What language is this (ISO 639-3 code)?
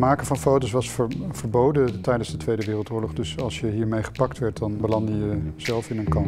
nld